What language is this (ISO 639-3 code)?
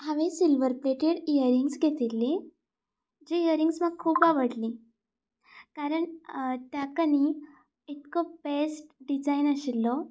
kok